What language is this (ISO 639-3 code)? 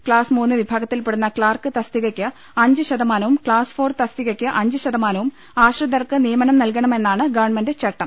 mal